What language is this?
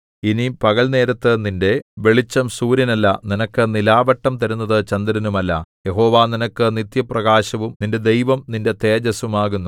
Malayalam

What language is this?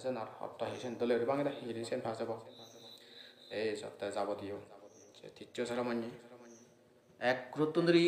Indonesian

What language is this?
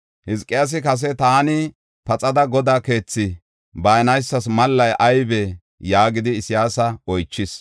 Gofa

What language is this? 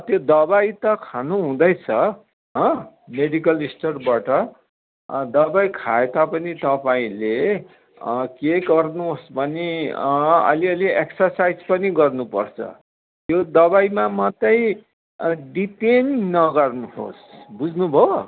Nepali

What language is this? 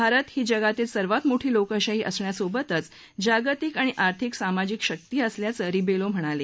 Marathi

